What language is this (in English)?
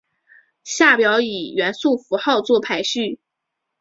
Chinese